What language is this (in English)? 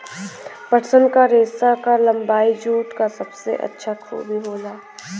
Bhojpuri